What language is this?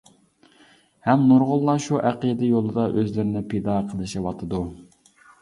Uyghur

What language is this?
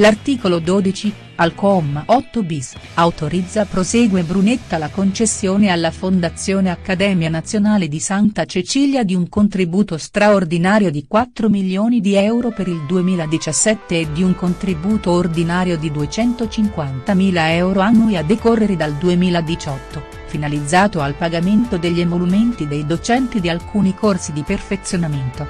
Italian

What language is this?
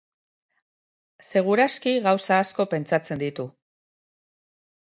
Basque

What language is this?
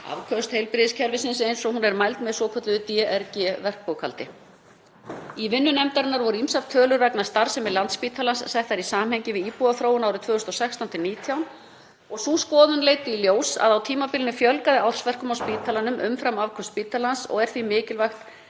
Icelandic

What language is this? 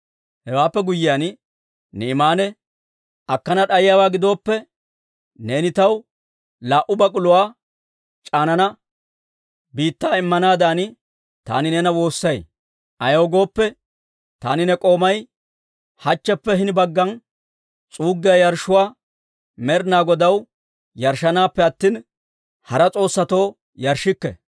Dawro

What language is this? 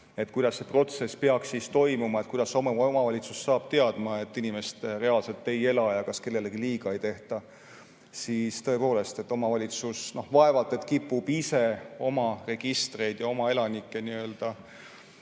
Estonian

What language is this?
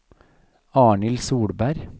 Norwegian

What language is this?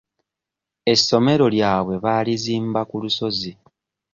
Ganda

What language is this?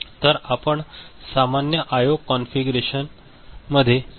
Marathi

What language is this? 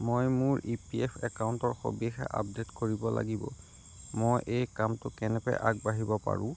Assamese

